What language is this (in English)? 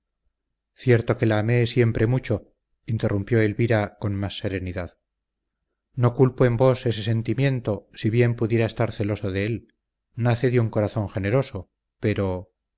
Spanish